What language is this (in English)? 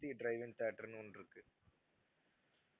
Tamil